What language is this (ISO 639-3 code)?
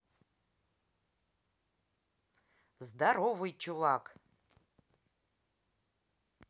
rus